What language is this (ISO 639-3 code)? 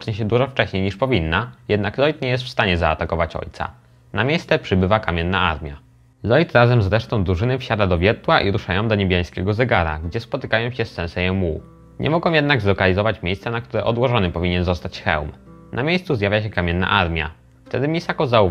pol